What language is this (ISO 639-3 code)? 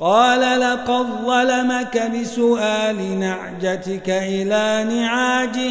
ara